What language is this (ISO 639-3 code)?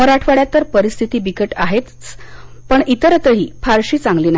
mar